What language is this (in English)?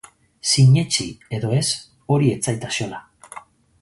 Basque